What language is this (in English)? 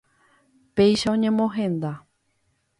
Guarani